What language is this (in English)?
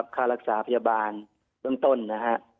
Thai